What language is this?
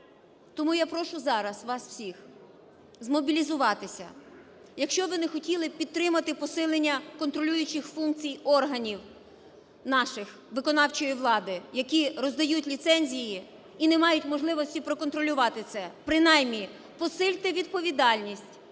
Ukrainian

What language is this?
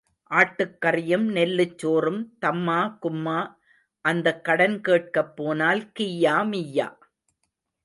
Tamil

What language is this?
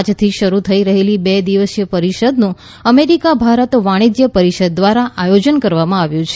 Gujarati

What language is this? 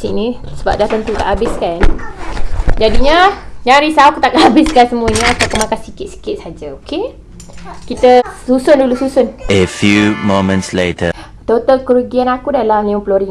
Malay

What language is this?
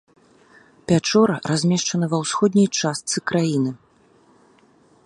Belarusian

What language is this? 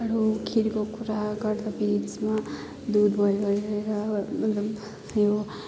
Nepali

